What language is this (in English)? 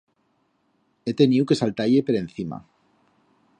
Aragonese